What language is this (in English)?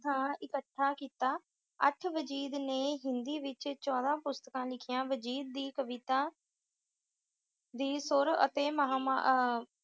Punjabi